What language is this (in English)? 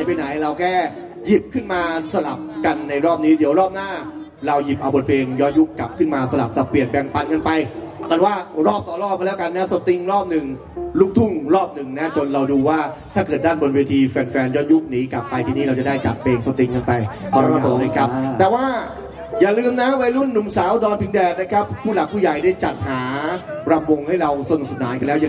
Thai